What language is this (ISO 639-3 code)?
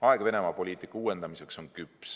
est